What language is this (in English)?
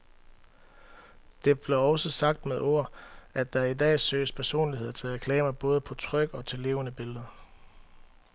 Danish